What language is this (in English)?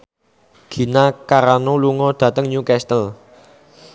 Javanese